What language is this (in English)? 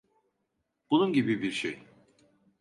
Turkish